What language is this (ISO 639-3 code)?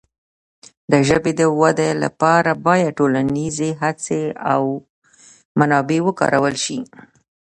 pus